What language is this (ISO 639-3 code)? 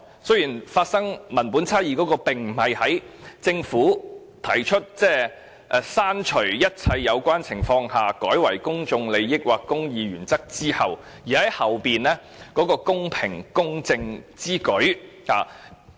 yue